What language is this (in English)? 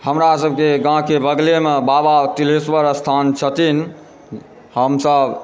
Maithili